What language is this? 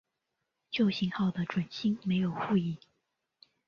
Chinese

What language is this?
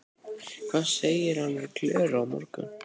Icelandic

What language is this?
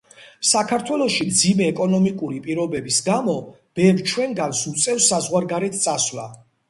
Georgian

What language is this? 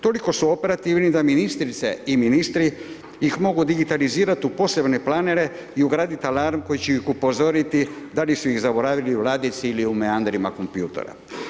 Croatian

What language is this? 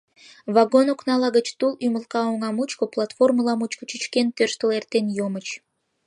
Mari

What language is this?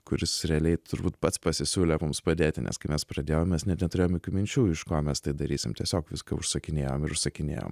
Lithuanian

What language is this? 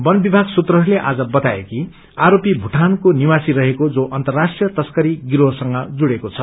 Nepali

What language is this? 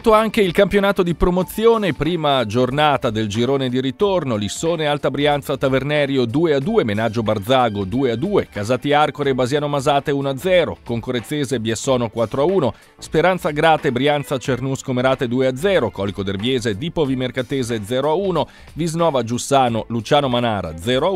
Italian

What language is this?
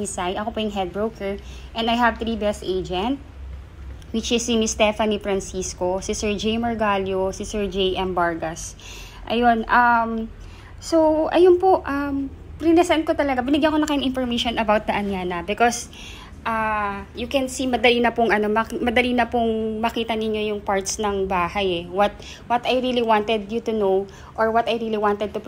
Filipino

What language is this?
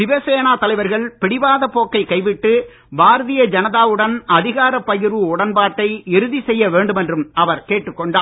Tamil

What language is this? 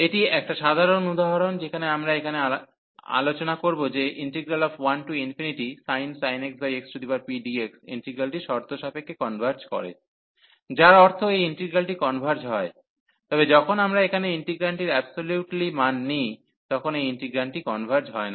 Bangla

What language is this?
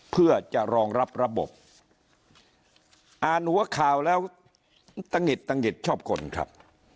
Thai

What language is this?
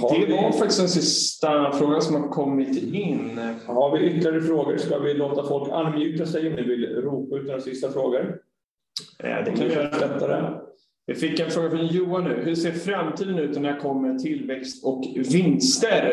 Swedish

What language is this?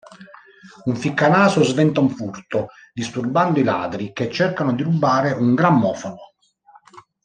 Italian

